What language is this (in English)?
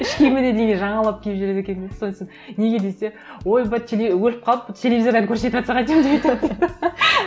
Kazakh